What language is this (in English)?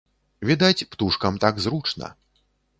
Belarusian